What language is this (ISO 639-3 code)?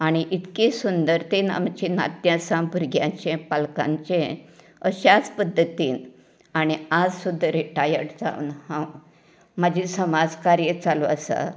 kok